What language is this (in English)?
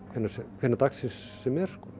Icelandic